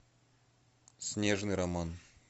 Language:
Russian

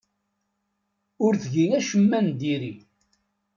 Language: Kabyle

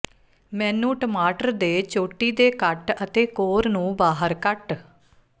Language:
Punjabi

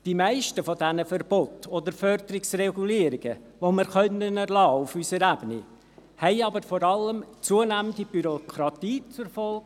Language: Swiss German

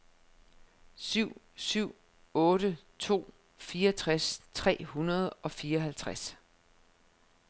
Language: Danish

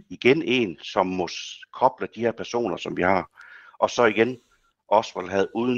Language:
Danish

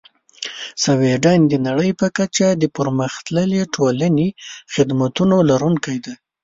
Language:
Pashto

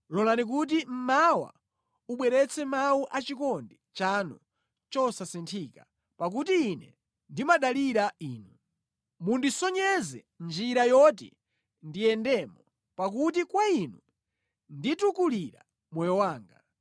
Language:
Nyanja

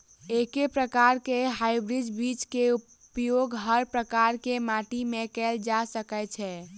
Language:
Maithili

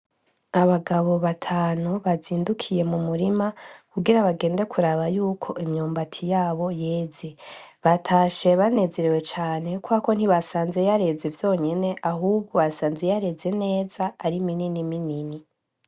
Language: Rundi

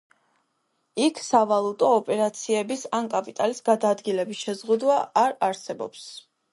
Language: Georgian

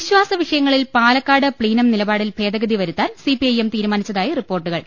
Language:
Malayalam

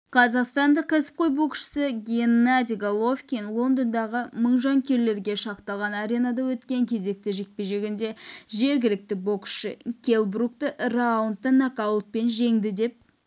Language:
Kazakh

